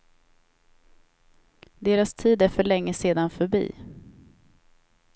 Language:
Swedish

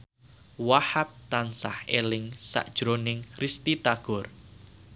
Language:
Javanese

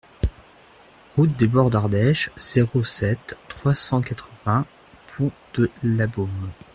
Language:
French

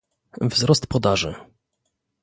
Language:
Polish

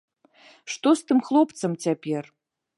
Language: Belarusian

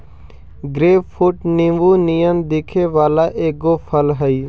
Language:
Magahi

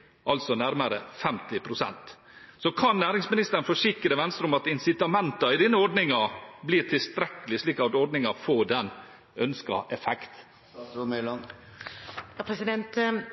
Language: Norwegian Bokmål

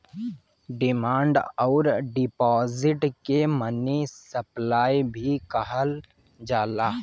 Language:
Bhojpuri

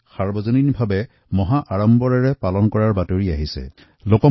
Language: Assamese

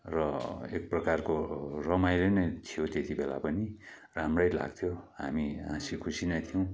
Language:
Nepali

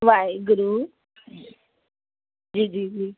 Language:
Sindhi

